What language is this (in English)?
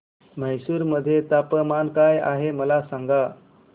Marathi